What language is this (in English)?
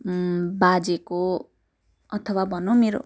Nepali